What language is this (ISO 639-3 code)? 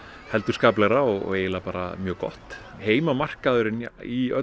isl